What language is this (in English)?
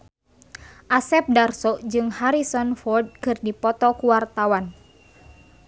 Sundanese